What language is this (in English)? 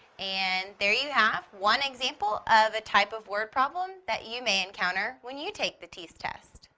English